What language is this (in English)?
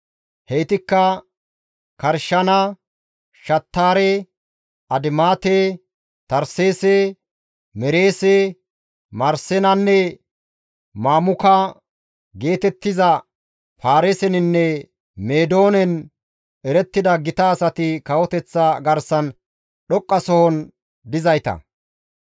Gamo